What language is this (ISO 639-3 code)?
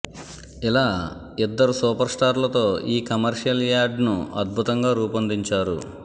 tel